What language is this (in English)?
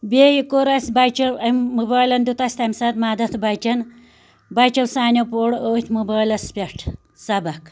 Kashmiri